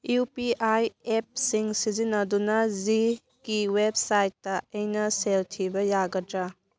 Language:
Manipuri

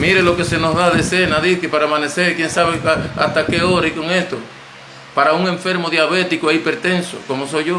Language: Spanish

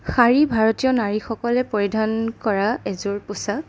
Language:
Assamese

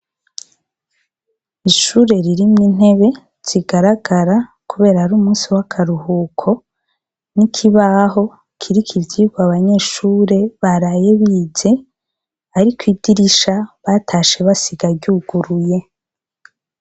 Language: Rundi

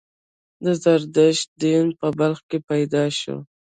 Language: Pashto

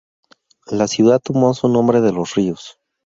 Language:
Spanish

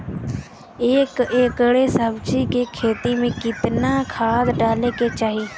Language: Bhojpuri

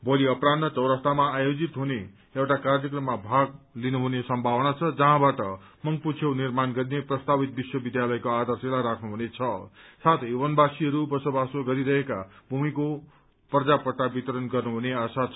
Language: Nepali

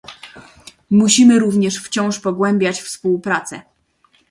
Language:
Polish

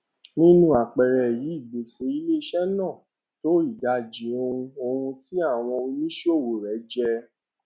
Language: Yoruba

